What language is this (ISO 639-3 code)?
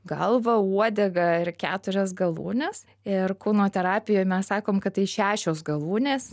lit